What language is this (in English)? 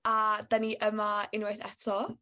Welsh